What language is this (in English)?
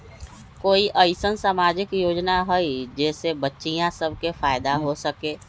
Magahi